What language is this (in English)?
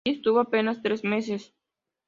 Spanish